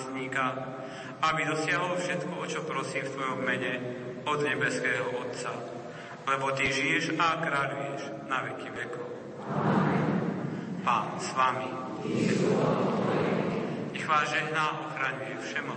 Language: Slovak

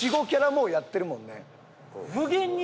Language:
Japanese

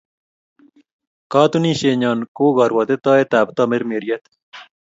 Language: Kalenjin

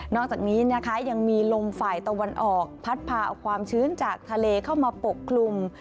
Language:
Thai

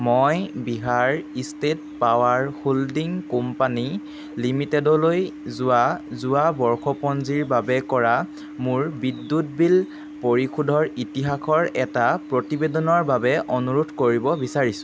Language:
Assamese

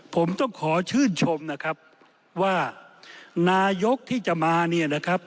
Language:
Thai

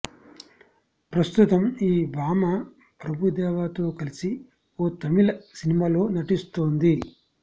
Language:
Telugu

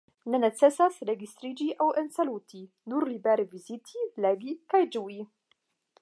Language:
Esperanto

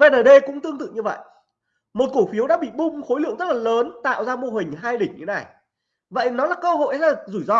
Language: Vietnamese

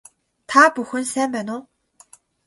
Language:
Mongolian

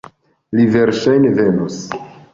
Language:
Esperanto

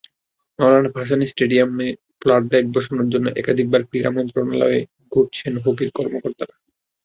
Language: Bangla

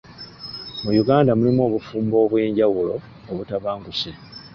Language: Ganda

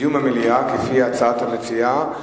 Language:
Hebrew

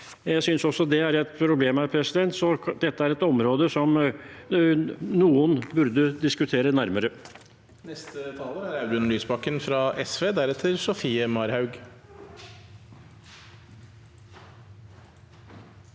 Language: Norwegian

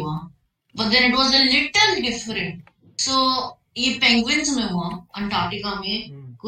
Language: Hindi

